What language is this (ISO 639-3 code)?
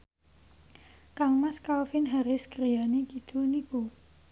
jav